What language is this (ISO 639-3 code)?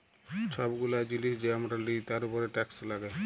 ben